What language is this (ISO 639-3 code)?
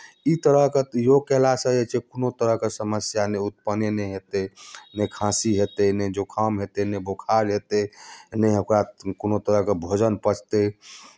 mai